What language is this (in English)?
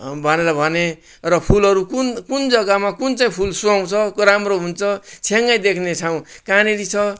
Nepali